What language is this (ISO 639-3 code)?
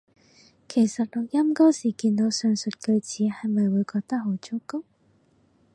yue